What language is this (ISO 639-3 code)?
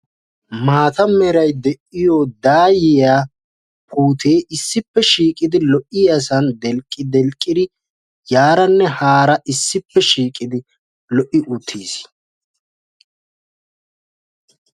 wal